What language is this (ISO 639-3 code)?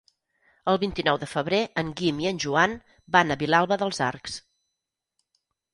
cat